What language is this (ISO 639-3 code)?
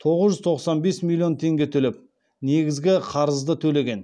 kaz